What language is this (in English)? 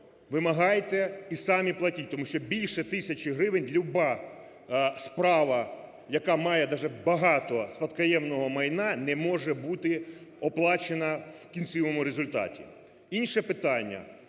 Ukrainian